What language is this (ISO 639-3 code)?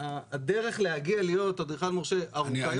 heb